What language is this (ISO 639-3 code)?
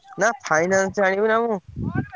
ori